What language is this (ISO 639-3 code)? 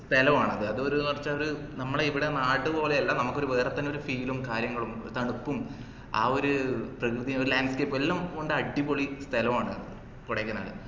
mal